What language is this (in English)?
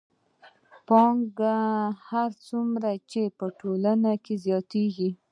Pashto